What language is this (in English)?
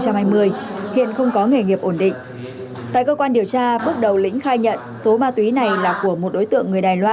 Vietnamese